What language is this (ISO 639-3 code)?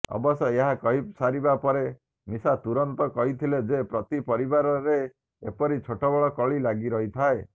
ori